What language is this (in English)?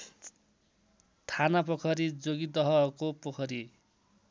Nepali